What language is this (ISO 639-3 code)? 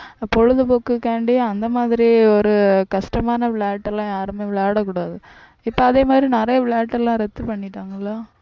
tam